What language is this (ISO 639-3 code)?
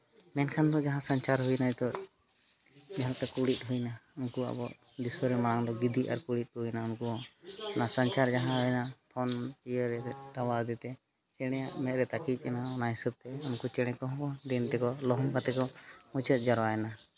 sat